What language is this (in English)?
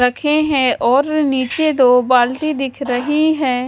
Hindi